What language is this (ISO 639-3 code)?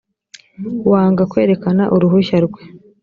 kin